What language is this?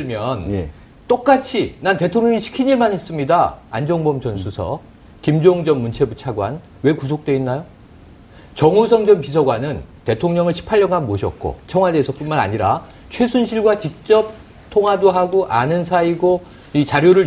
Korean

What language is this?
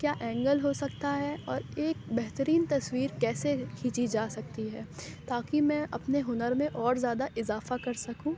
Urdu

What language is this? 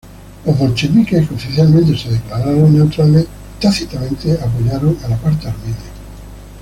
Spanish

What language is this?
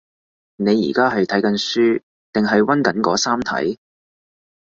Cantonese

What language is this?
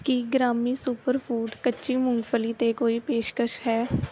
Punjabi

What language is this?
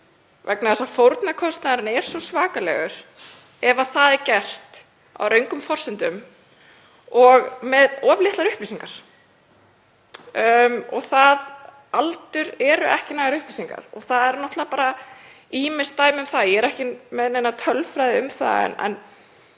Icelandic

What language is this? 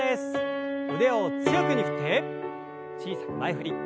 Japanese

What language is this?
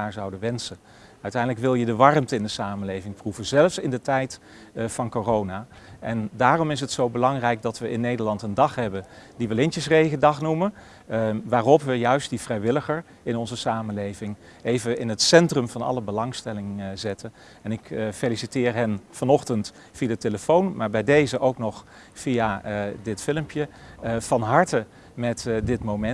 Dutch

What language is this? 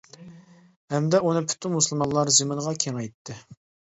Uyghur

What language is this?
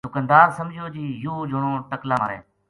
Gujari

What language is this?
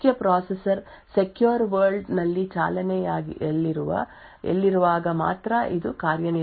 Kannada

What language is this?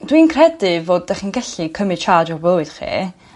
Welsh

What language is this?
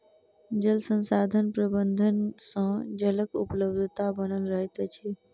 Maithili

